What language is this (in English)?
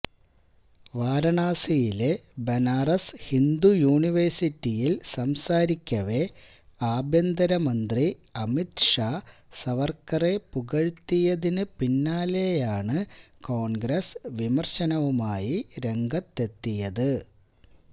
Malayalam